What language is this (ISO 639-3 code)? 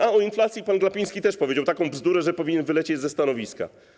pol